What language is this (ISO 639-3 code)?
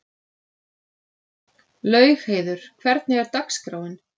isl